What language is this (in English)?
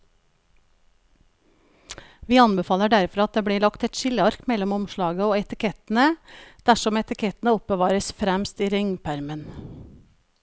Norwegian